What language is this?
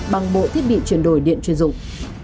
Vietnamese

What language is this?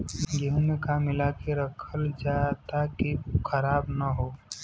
Bhojpuri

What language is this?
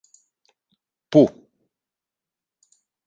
Greek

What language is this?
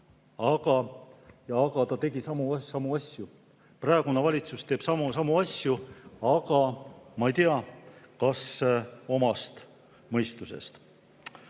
Estonian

